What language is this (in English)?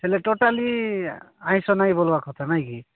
Odia